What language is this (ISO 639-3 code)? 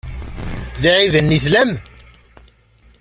kab